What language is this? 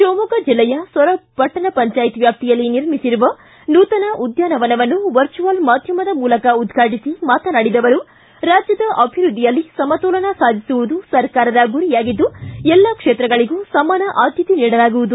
Kannada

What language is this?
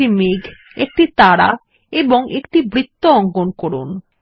Bangla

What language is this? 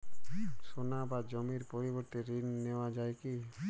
Bangla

